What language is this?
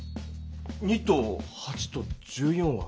Japanese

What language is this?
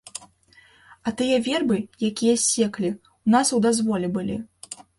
Belarusian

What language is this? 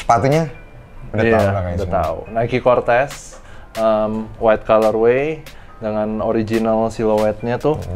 Indonesian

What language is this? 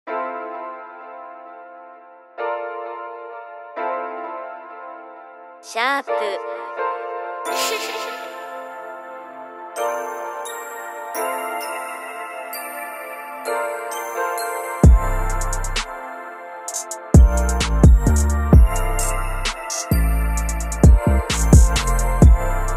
Japanese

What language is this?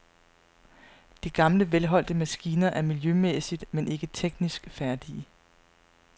Danish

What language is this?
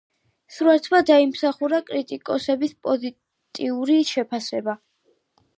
Georgian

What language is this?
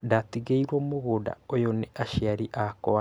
Kikuyu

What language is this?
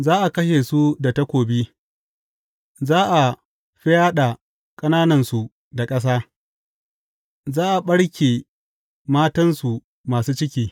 Hausa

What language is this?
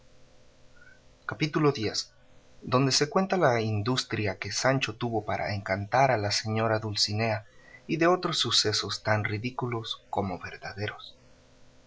Spanish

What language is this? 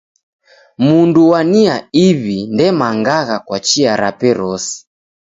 Taita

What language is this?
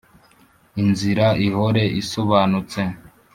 Kinyarwanda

